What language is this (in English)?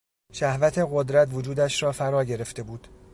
Persian